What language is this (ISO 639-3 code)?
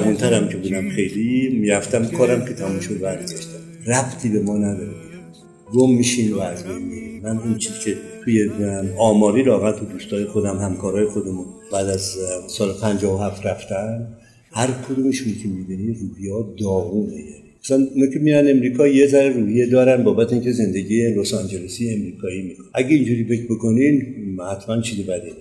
fas